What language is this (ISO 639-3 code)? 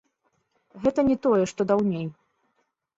bel